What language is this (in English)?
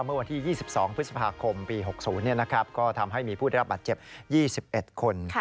Thai